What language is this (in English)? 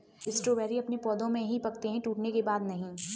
Hindi